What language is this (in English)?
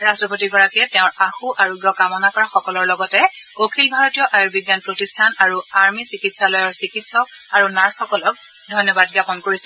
Assamese